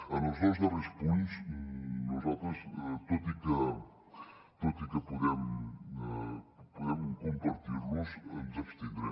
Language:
Catalan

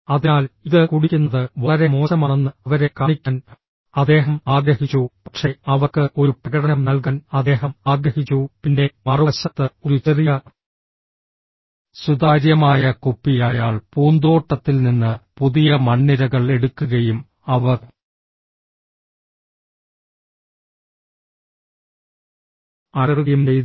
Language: Malayalam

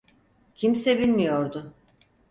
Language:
Turkish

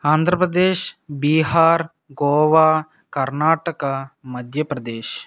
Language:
Telugu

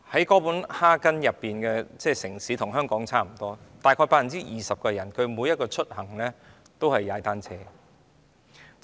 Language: Cantonese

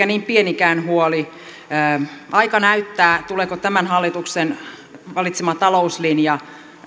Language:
Finnish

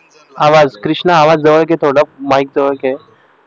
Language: Marathi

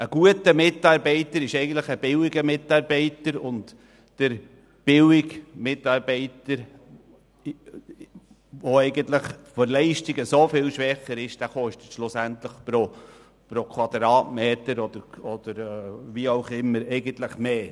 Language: Swiss German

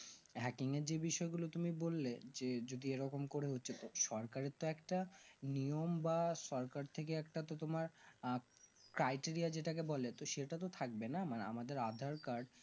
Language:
Bangla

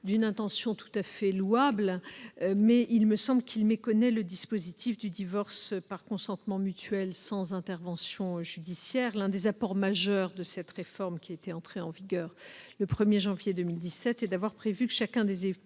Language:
French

